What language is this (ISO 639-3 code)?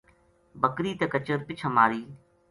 gju